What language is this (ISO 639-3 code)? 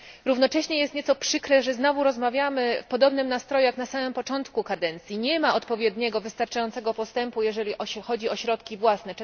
pol